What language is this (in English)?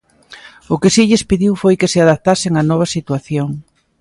Galician